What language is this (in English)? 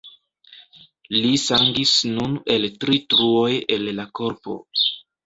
Esperanto